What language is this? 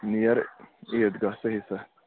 Kashmiri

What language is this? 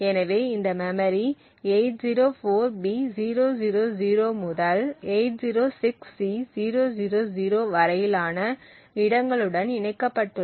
Tamil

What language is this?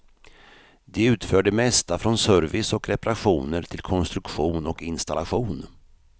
Swedish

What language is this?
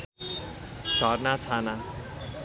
Nepali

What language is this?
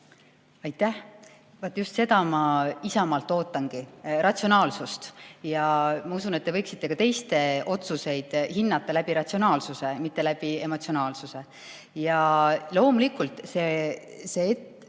Estonian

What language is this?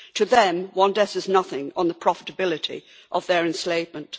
English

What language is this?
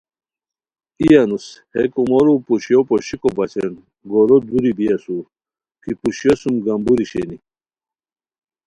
Khowar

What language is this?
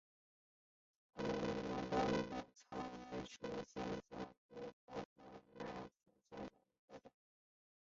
Chinese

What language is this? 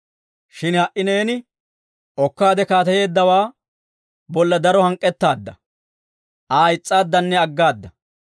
Dawro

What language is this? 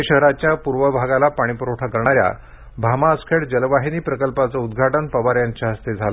Marathi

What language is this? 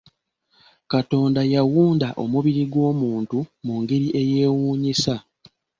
Ganda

